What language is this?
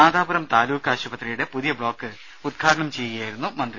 Malayalam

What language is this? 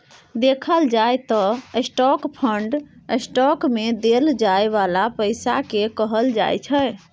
Maithili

